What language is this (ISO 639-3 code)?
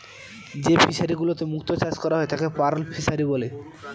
ben